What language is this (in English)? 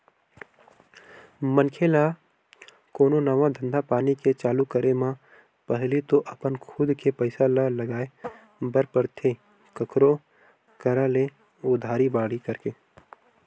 Chhattisgarhi